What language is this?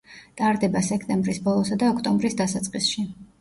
Georgian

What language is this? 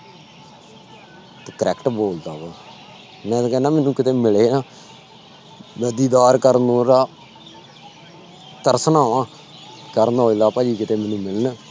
Punjabi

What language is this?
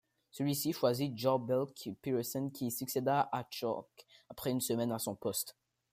French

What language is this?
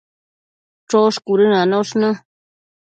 Matsés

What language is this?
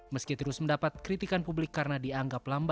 Indonesian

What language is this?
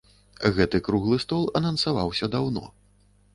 Belarusian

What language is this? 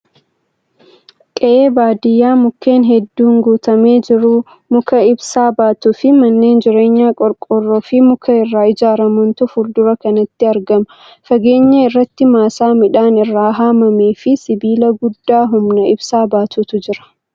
Oromo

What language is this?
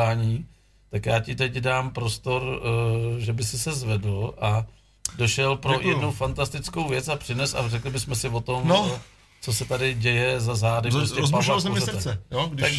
Czech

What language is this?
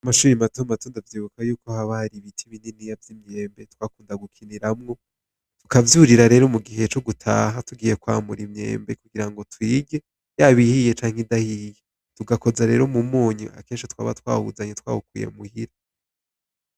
Rundi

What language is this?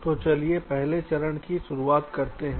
Hindi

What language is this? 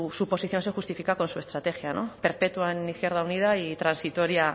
Spanish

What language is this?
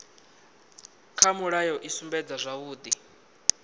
Venda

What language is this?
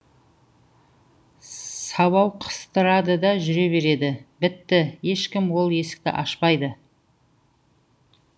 Kazakh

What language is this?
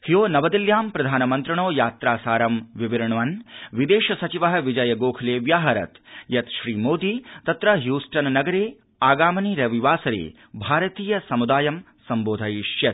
Sanskrit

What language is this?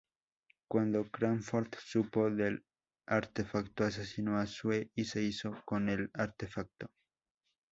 Spanish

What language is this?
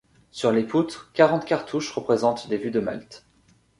French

